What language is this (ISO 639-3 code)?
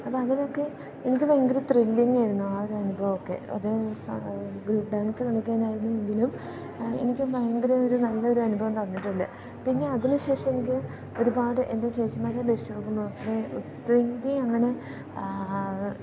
mal